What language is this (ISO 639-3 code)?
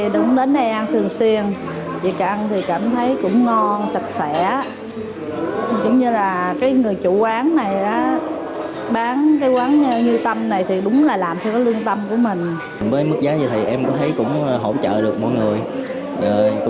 vie